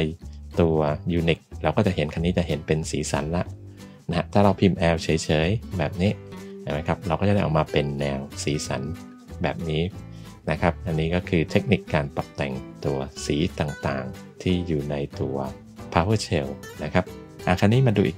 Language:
Thai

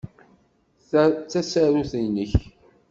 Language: Kabyle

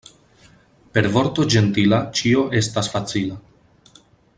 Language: Esperanto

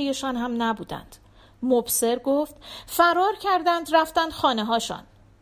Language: Persian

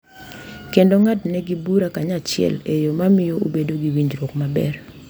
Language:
Luo (Kenya and Tanzania)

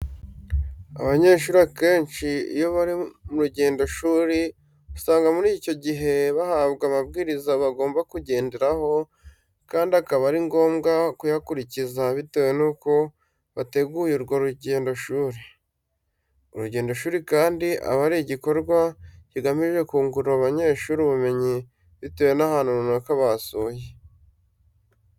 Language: Kinyarwanda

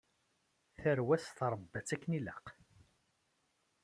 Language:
Kabyle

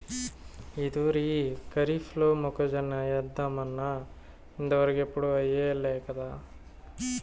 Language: Telugu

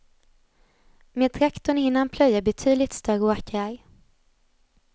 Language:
Swedish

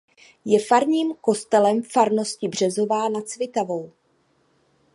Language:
Czech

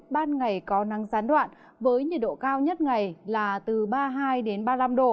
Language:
Vietnamese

